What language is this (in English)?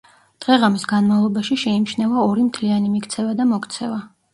Georgian